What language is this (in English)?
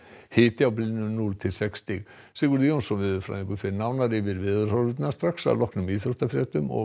Icelandic